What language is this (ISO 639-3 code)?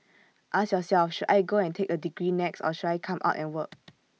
eng